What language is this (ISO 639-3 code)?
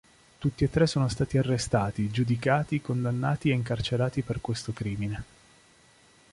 ita